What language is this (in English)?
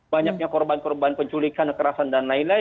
Indonesian